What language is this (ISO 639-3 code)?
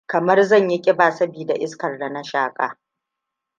hau